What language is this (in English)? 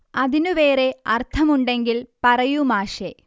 Malayalam